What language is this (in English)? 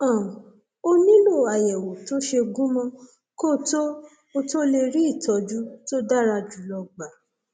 Yoruba